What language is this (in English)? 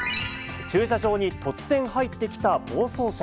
Japanese